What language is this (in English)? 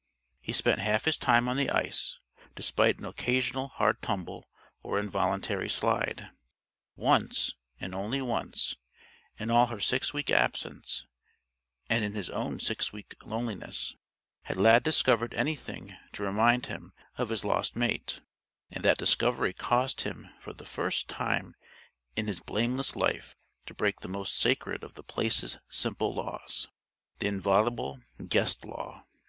English